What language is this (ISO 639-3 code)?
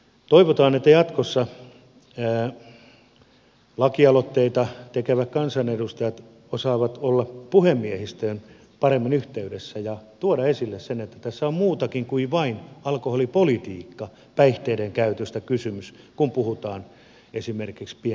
fin